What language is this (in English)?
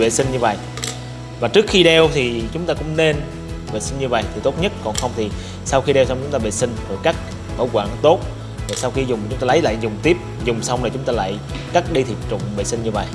Vietnamese